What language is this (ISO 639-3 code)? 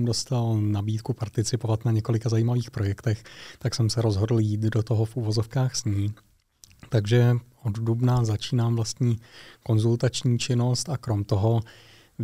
ces